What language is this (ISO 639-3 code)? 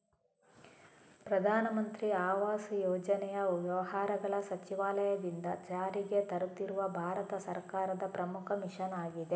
kan